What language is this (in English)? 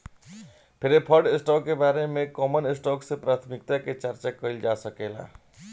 Bhojpuri